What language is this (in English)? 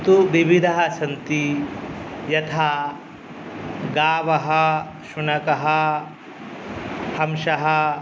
Sanskrit